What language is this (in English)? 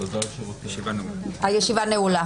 Hebrew